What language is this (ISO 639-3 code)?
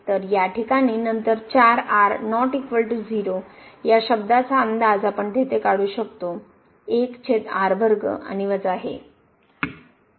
mar